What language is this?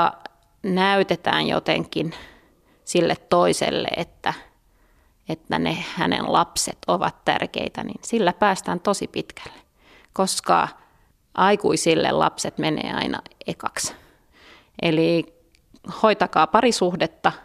Finnish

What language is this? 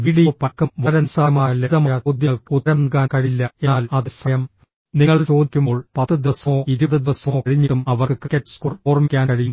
Malayalam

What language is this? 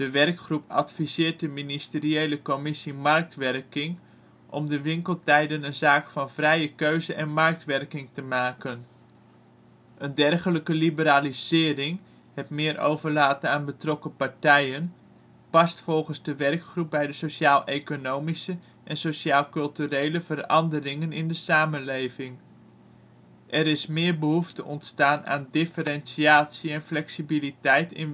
Dutch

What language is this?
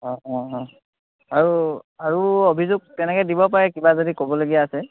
Assamese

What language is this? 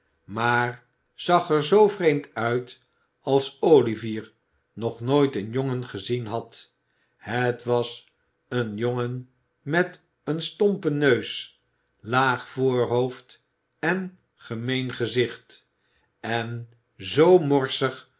Dutch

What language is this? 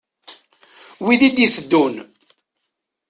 Kabyle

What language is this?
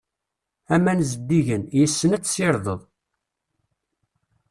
Kabyle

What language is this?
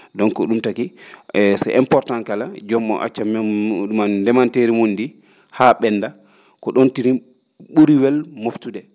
Fula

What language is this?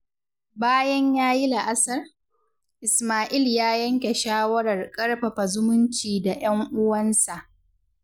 Hausa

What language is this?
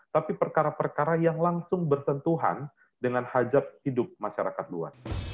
Indonesian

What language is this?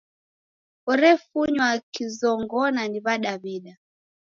Taita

